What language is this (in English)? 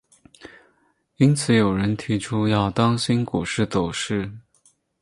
Chinese